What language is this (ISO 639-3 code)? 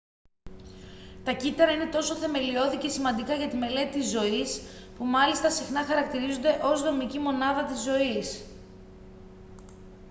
ell